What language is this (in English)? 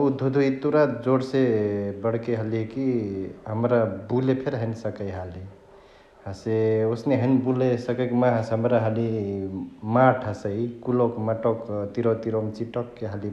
Chitwania Tharu